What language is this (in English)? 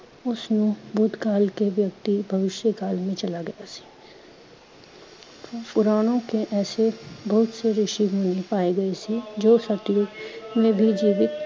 Punjabi